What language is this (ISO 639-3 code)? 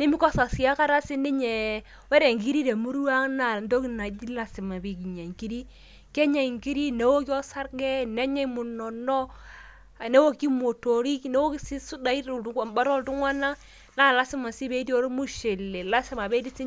mas